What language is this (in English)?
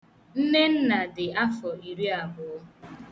Igbo